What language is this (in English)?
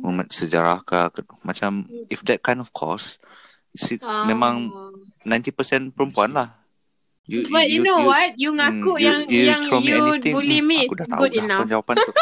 Malay